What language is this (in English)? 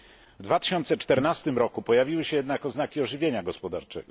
Polish